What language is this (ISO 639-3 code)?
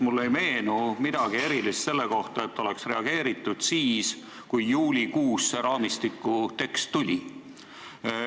est